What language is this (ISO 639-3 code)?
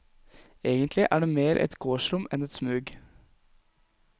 nor